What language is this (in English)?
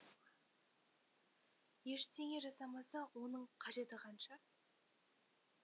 Kazakh